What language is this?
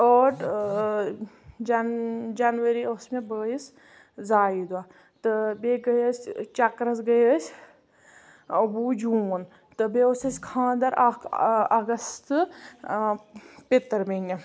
Kashmiri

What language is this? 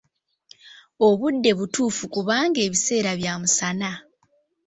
Ganda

